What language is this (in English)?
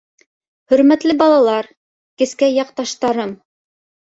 Bashkir